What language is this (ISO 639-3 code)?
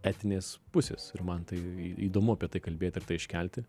lit